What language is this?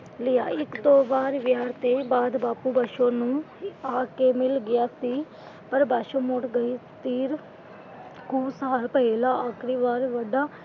Punjabi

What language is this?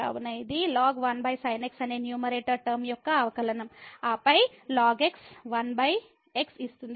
Telugu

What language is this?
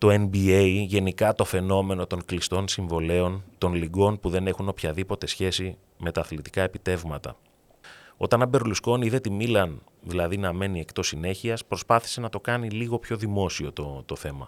Greek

